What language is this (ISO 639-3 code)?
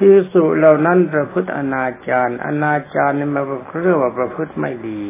tha